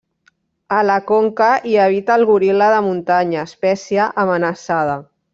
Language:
Catalan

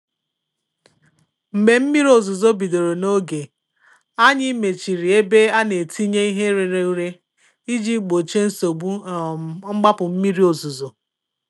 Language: Igbo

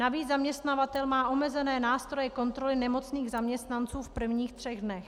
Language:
Czech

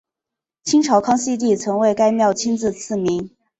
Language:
Chinese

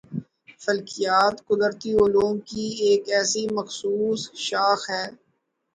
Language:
Urdu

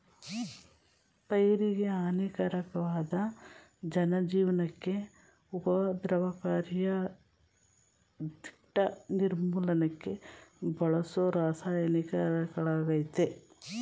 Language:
Kannada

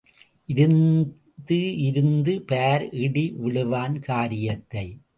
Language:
Tamil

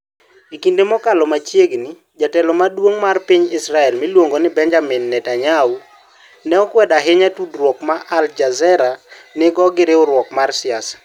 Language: Luo (Kenya and Tanzania)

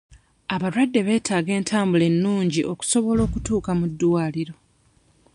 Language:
Ganda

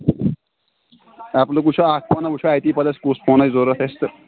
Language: Kashmiri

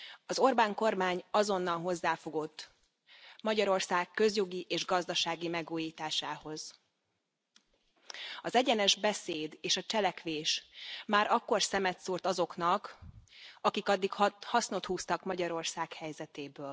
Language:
Hungarian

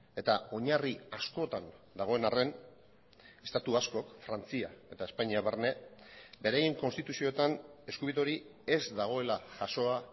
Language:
Basque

